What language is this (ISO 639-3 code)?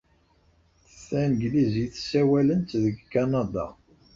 kab